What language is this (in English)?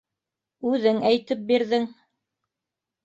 Bashkir